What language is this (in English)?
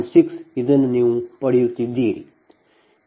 Kannada